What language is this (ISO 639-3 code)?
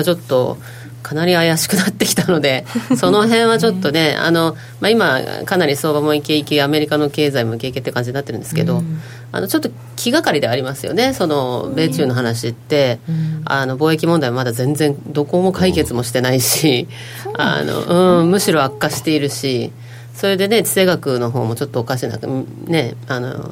jpn